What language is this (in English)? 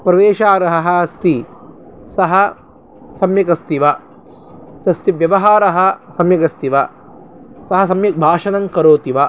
Sanskrit